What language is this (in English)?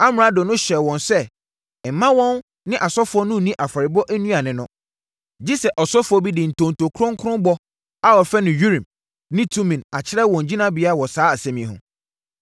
Akan